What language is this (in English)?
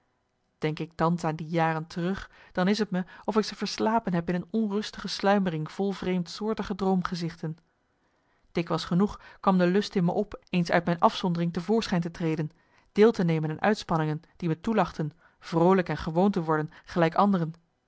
Dutch